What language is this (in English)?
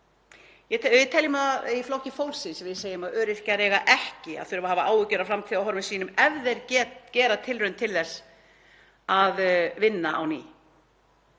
Icelandic